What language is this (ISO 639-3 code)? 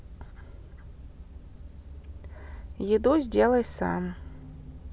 rus